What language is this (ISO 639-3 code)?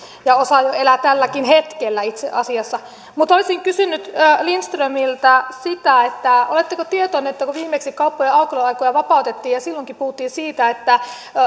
fin